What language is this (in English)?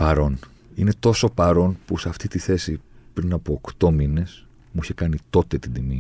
Greek